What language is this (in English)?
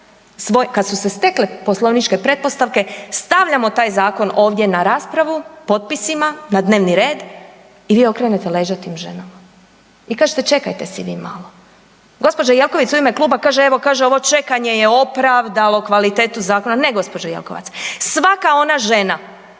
Croatian